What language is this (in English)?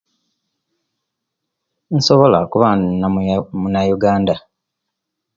Kenyi